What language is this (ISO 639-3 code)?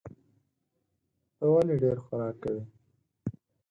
pus